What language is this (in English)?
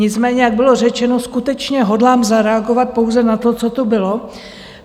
Czech